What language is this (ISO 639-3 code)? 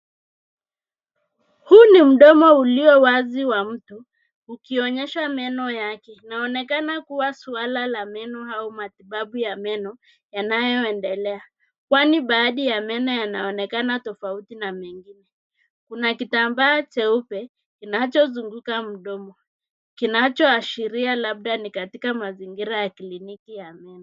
swa